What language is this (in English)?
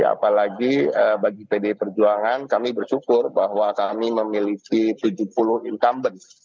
Indonesian